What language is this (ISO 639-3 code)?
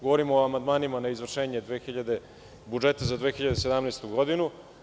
srp